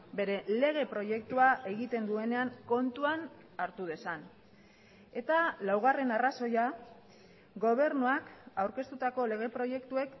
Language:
Basque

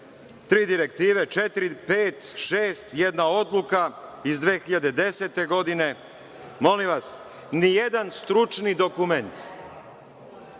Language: Serbian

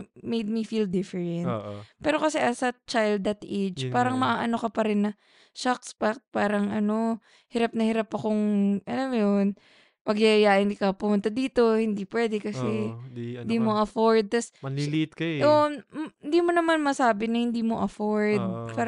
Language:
Filipino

